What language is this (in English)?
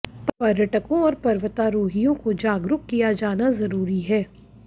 Hindi